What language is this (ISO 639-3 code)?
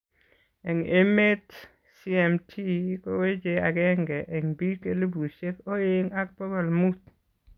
kln